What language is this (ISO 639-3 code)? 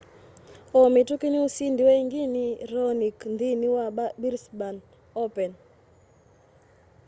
kam